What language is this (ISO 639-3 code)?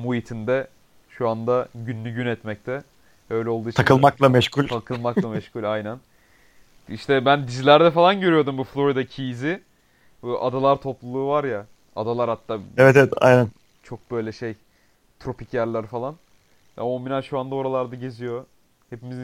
tur